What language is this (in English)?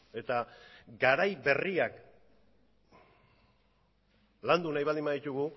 Basque